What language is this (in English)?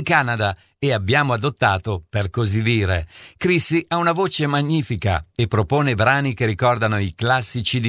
Italian